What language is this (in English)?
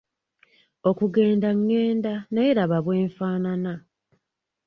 Ganda